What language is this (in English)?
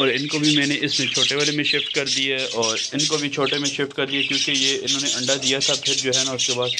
Hindi